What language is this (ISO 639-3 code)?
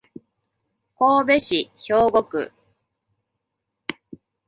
jpn